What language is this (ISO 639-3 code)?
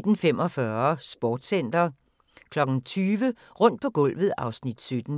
dan